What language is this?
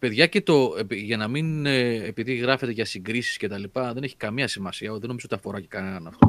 Greek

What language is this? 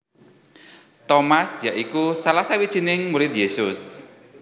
Javanese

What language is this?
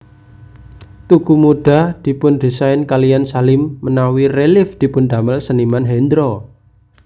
Javanese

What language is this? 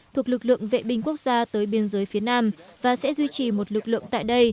Vietnamese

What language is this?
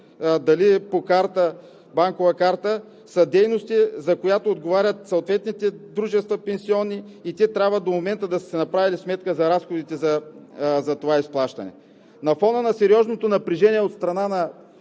Bulgarian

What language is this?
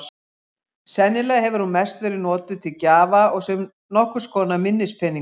Icelandic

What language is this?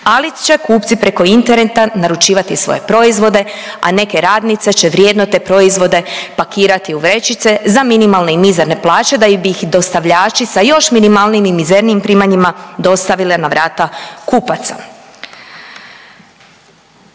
Croatian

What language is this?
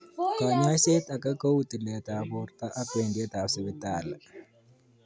Kalenjin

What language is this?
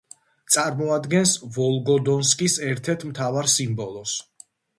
Georgian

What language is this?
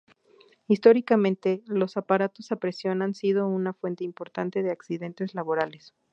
Spanish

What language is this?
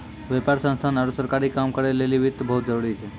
Maithili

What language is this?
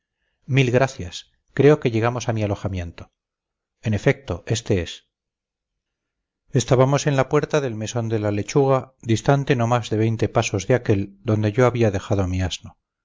Spanish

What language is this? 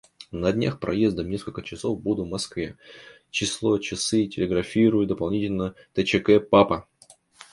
Russian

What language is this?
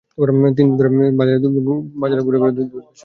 Bangla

